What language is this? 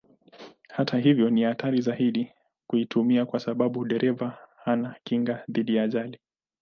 Swahili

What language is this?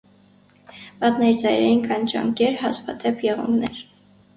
Armenian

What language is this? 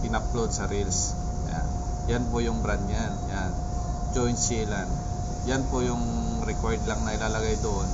Filipino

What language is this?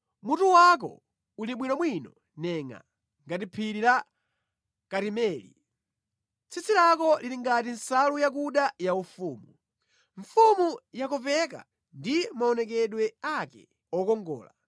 Nyanja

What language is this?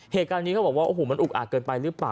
Thai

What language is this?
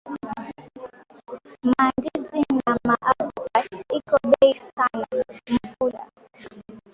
Swahili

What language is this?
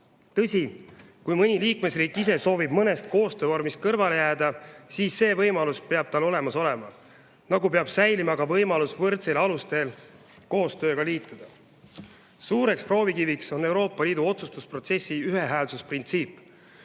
Estonian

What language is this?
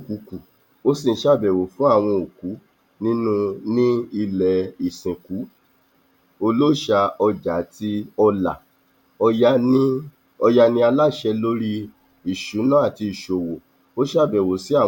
Yoruba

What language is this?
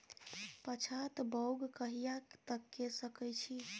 Maithili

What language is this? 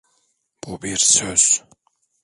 Turkish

